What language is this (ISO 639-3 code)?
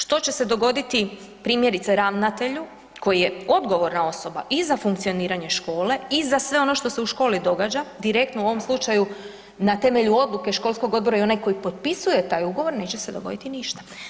hrv